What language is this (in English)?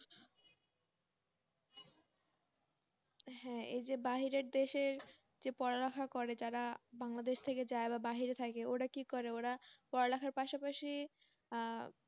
Bangla